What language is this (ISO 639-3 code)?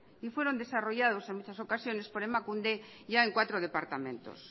spa